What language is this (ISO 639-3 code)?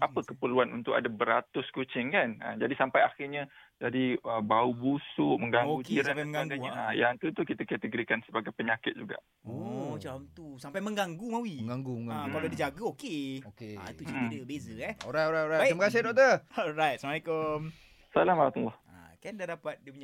msa